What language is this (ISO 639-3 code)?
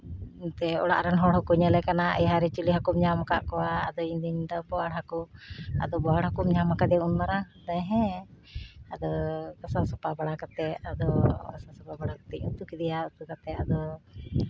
sat